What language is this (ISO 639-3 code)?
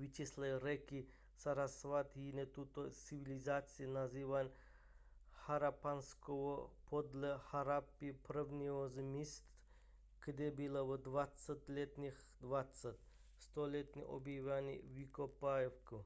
ces